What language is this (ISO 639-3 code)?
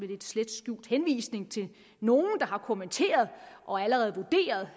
dan